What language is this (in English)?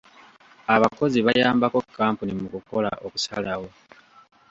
Ganda